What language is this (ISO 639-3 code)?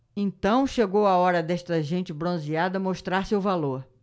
por